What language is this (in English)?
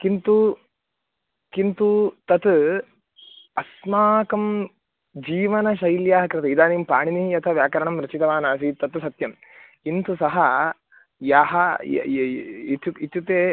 Sanskrit